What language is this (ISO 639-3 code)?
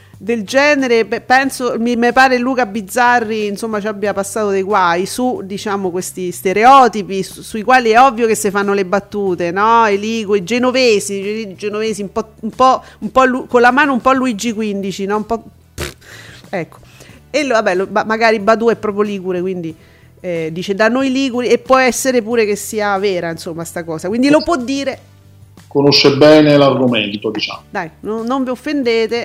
ita